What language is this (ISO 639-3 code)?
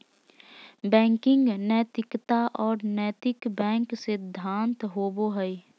mag